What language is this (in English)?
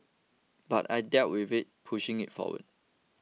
English